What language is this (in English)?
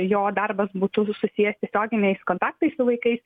Lithuanian